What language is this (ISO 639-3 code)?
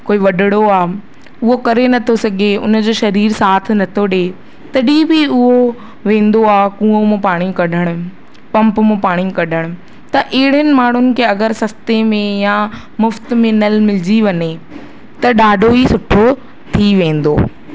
snd